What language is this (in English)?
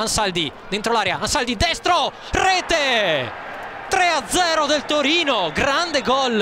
Italian